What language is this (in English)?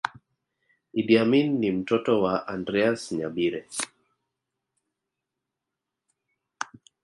Swahili